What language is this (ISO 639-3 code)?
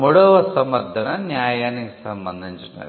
tel